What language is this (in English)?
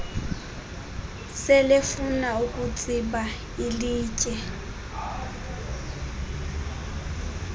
Xhosa